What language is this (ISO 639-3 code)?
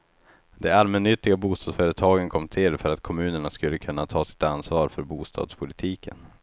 swe